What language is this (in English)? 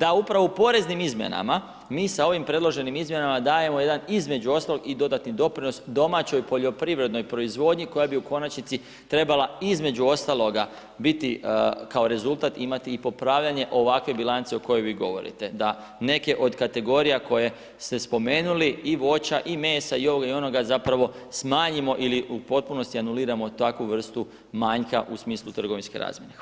Croatian